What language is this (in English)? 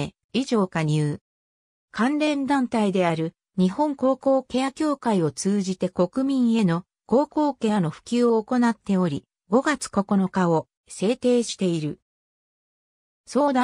Japanese